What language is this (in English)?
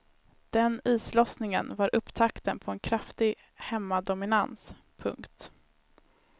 Swedish